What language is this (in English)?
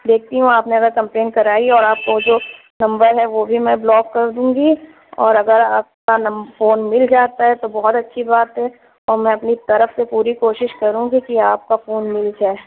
Urdu